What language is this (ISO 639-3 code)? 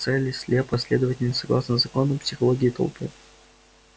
rus